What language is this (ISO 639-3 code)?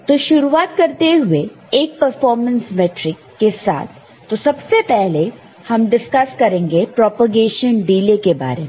hin